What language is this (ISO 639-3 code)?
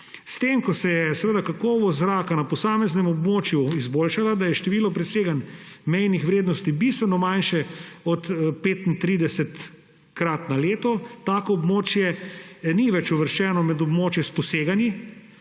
slv